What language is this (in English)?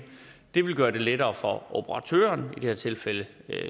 Danish